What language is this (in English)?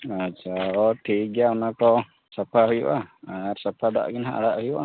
Santali